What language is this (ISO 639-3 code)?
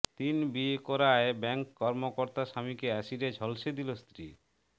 ben